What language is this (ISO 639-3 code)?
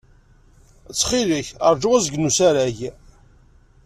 kab